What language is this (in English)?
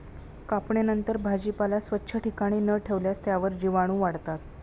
Marathi